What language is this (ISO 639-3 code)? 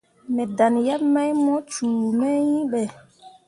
mua